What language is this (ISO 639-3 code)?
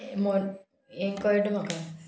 kok